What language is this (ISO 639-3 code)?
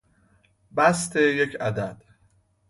fas